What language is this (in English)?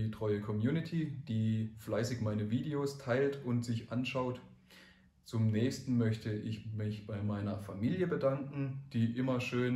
German